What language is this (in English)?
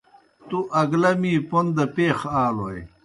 Kohistani Shina